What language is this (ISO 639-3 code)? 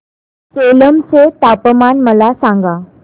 mar